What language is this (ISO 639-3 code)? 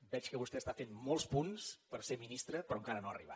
cat